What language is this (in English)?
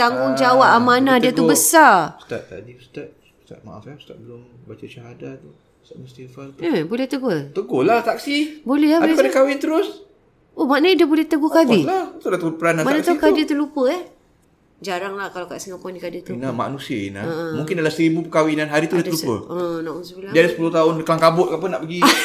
Malay